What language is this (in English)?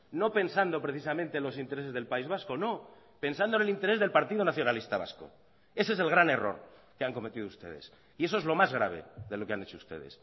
Spanish